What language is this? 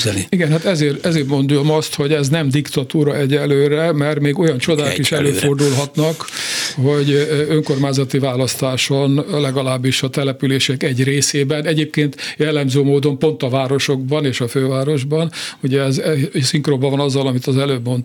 Hungarian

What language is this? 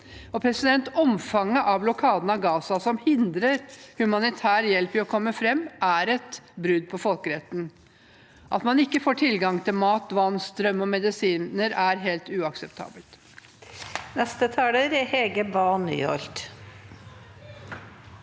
Norwegian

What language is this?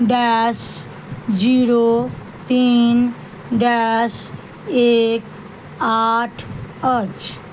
Maithili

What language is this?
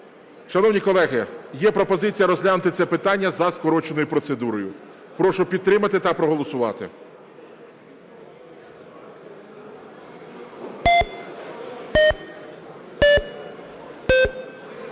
Ukrainian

